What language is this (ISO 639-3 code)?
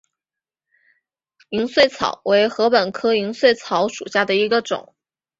zho